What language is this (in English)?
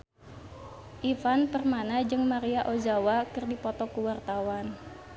Sundanese